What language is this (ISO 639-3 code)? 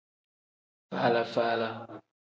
kdh